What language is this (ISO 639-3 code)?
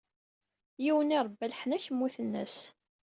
kab